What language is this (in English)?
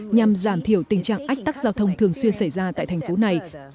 Vietnamese